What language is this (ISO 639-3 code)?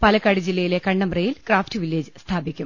mal